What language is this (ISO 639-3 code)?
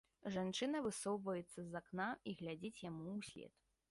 bel